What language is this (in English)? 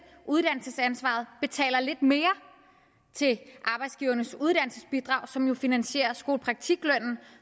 Danish